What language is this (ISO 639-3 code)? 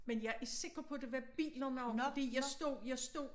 dan